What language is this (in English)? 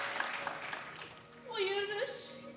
Japanese